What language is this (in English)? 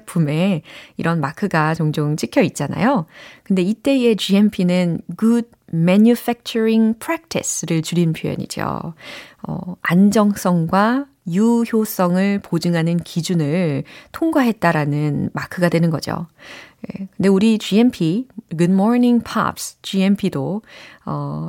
Korean